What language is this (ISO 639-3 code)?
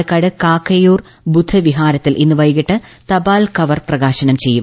mal